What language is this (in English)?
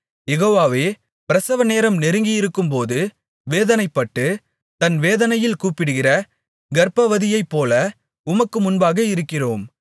Tamil